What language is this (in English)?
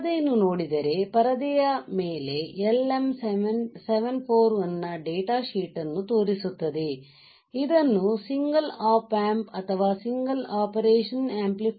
Kannada